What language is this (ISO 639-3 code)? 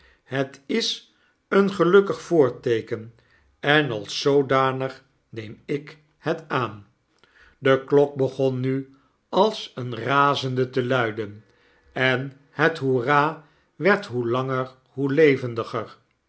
nld